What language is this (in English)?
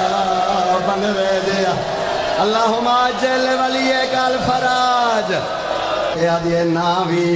Arabic